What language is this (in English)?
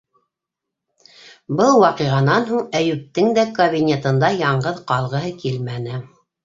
Bashkir